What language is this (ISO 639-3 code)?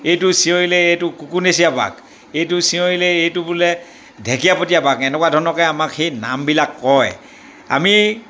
asm